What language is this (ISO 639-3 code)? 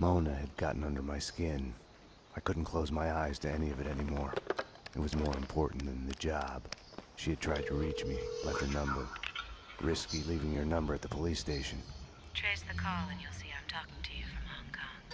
pol